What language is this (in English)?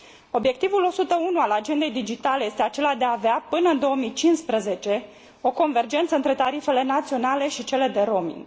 Romanian